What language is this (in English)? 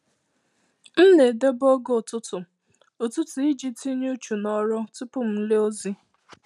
Igbo